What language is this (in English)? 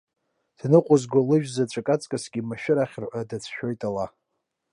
Abkhazian